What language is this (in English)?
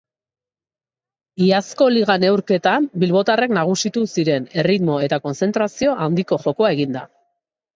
Basque